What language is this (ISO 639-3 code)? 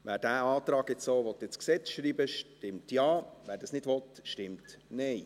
gsw